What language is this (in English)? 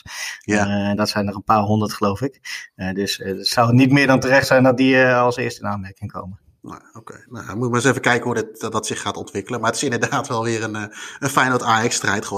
Dutch